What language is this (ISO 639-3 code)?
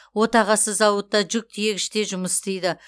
kaz